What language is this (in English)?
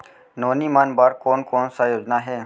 Chhattisgarhi